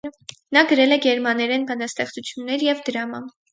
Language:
Armenian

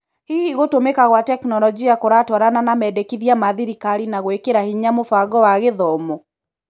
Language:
Kikuyu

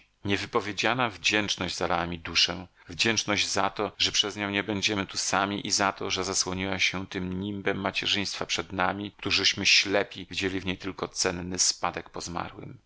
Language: Polish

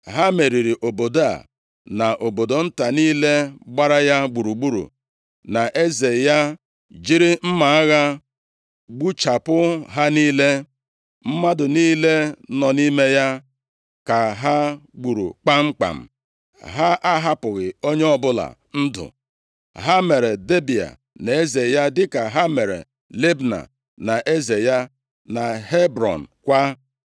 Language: Igbo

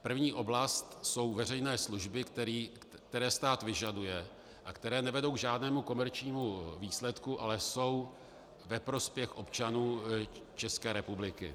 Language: Czech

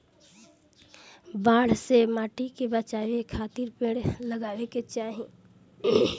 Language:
Bhojpuri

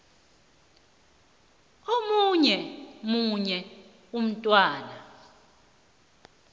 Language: South Ndebele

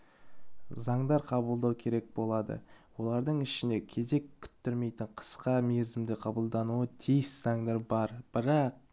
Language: Kazakh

